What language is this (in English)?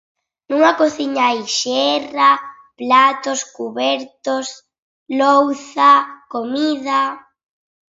Galician